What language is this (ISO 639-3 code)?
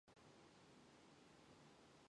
mon